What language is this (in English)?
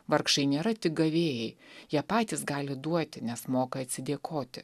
Lithuanian